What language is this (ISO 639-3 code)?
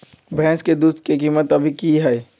mag